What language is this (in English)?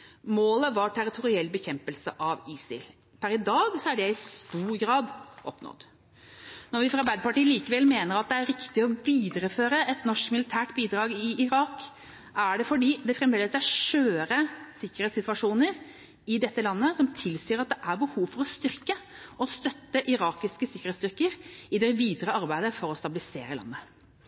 Norwegian Bokmål